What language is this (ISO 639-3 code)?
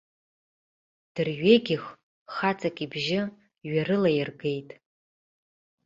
abk